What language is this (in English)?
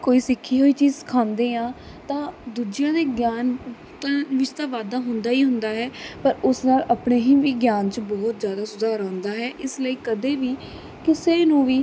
Punjabi